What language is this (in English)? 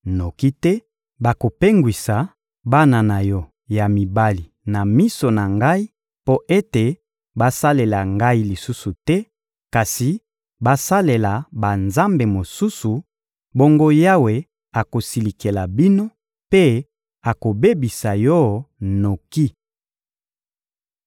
Lingala